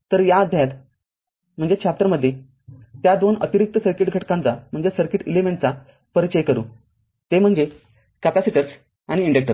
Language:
Marathi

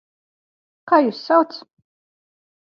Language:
Latvian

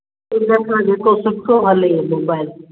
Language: Sindhi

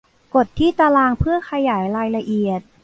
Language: Thai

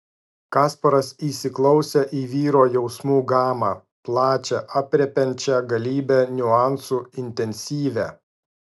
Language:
Lithuanian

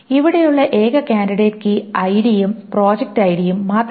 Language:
Malayalam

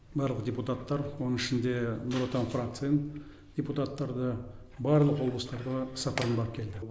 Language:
Kazakh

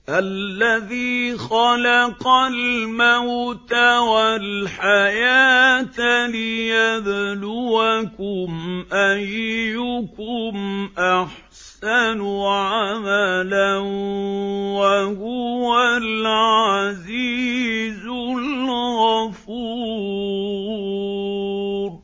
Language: Arabic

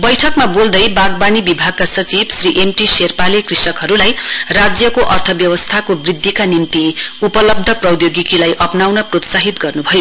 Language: Nepali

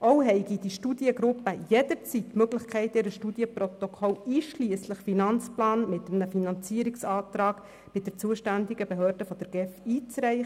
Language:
Swiss German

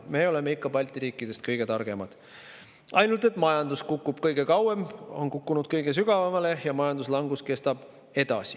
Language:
Estonian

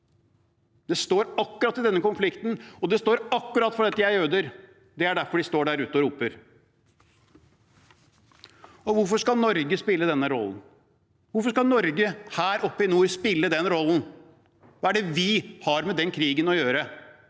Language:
Norwegian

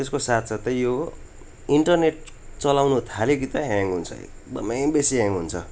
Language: Nepali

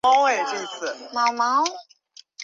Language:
Chinese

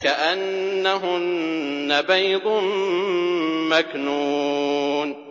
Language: Arabic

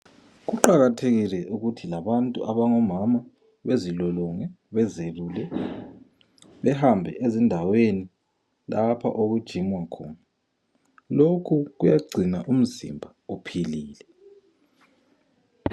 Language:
North Ndebele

